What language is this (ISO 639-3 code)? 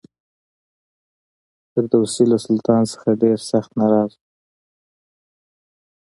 pus